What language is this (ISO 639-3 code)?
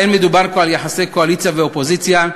heb